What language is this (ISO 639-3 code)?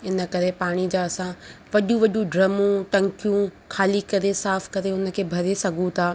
snd